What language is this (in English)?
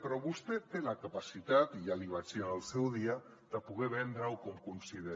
Catalan